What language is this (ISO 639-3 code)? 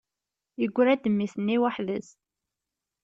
kab